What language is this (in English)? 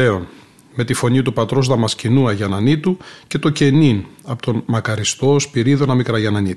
Greek